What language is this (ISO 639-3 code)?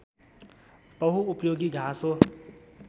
nep